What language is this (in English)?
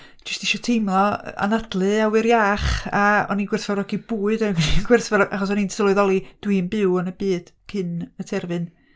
Welsh